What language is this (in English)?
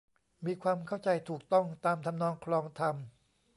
Thai